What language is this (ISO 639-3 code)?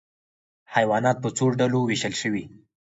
pus